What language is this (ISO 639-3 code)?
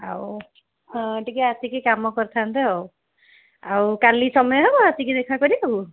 ori